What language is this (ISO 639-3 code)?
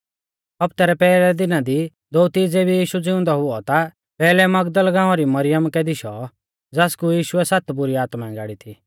bfz